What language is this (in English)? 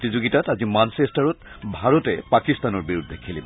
Assamese